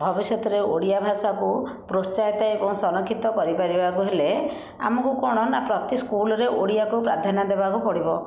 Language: Odia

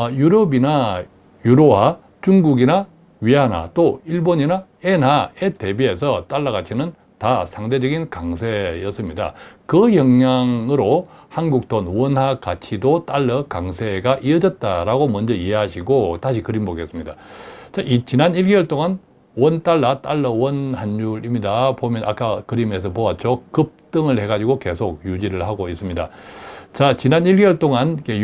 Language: Korean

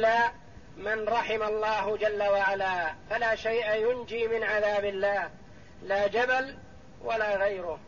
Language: Arabic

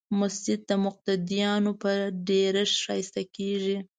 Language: Pashto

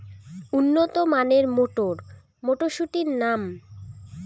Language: Bangla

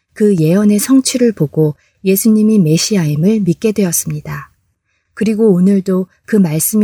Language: Korean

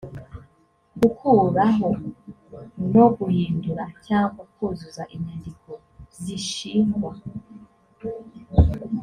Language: Kinyarwanda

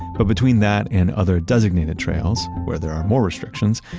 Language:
English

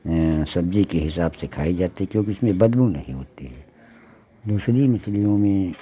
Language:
Hindi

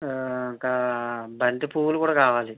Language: Telugu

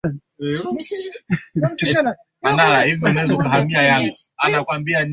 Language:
Swahili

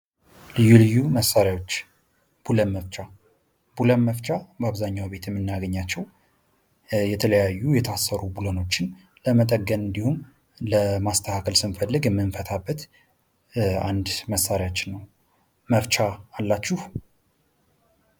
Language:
Amharic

